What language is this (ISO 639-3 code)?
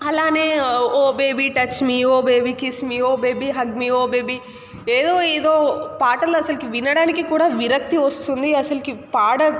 tel